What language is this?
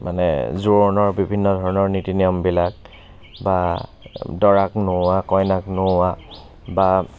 Assamese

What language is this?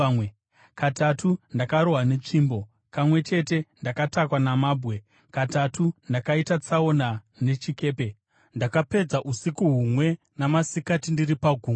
Shona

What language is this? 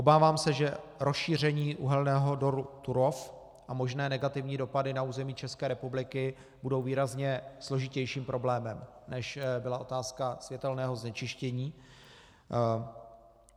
Czech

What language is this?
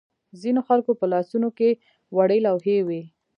Pashto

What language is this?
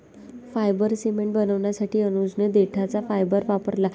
Marathi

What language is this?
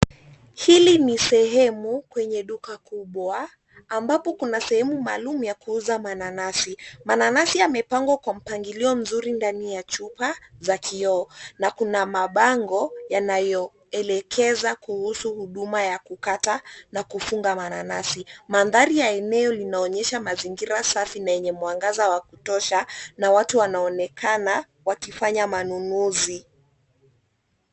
Swahili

